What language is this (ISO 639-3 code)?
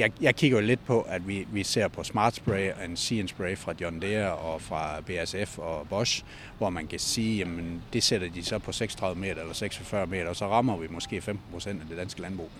dan